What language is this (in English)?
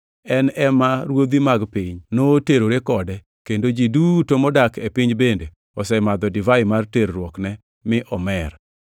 Luo (Kenya and Tanzania)